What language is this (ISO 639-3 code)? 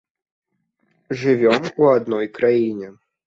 bel